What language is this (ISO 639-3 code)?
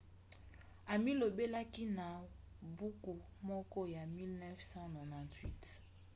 lin